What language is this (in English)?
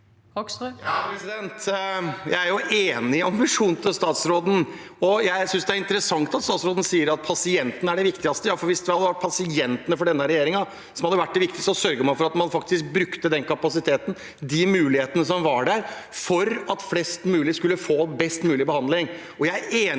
Norwegian